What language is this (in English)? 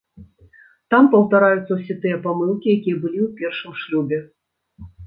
Belarusian